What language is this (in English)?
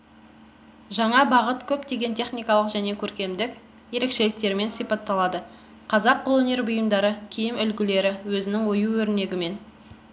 Kazakh